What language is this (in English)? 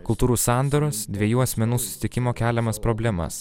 Lithuanian